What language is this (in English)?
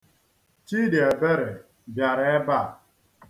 Igbo